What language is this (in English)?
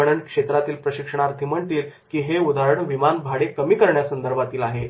Marathi